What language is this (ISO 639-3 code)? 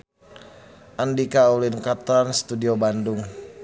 sun